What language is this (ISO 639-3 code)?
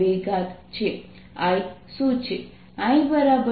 guj